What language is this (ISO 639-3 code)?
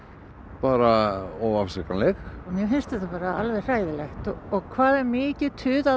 isl